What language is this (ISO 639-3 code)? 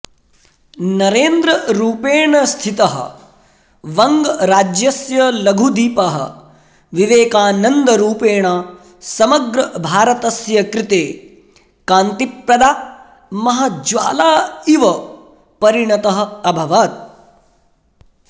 san